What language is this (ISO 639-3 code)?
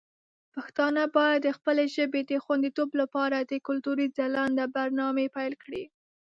pus